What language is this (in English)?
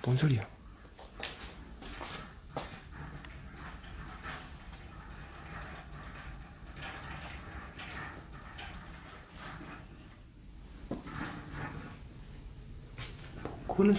Korean